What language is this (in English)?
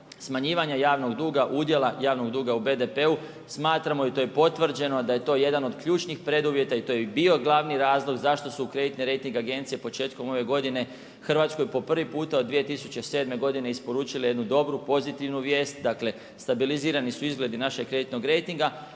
Croatian